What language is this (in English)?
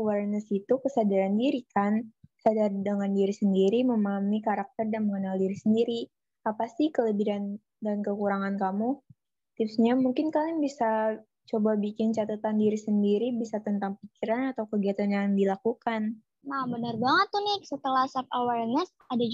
Indonesian